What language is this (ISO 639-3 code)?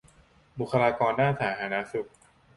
tha